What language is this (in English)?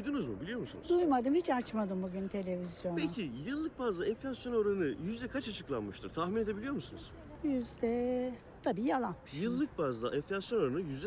Turkish